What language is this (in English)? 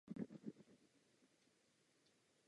Czech